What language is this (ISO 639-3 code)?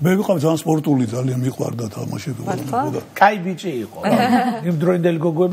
tur